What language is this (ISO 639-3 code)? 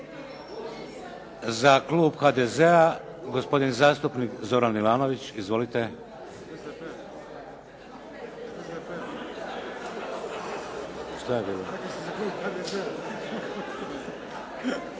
hrv